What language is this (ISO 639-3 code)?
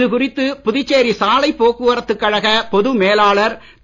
tam